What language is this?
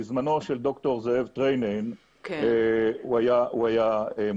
Hebrew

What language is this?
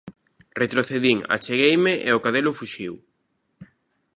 Galician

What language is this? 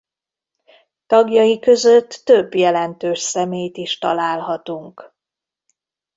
Hungarian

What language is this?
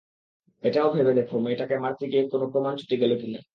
Bangla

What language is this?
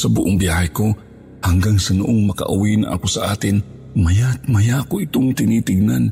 Filipino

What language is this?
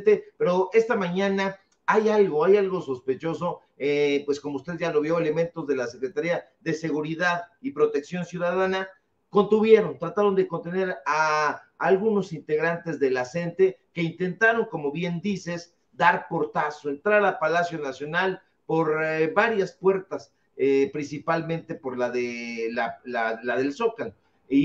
Spanish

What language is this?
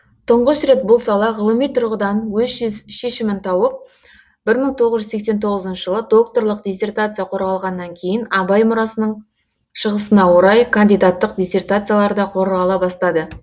Kazakh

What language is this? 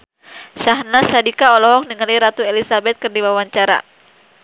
Sundanese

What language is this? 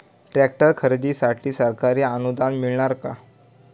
Marathi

